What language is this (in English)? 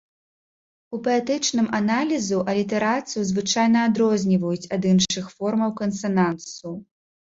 Belarusian